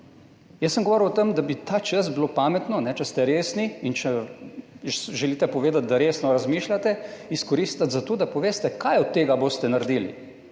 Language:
Slovenian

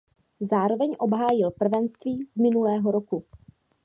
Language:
Czech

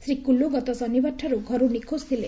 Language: Odia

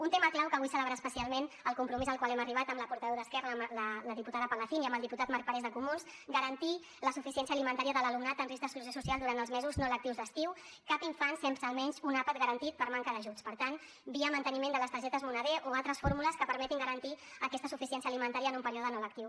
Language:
Catalan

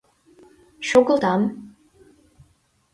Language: Mari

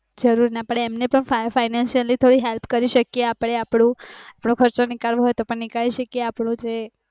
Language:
Gujarati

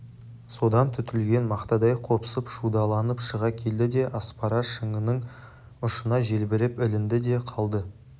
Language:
Kazakh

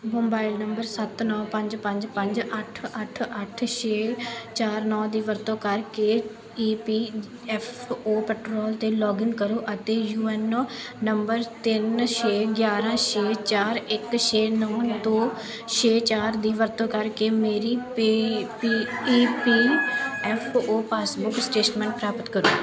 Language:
Punjabi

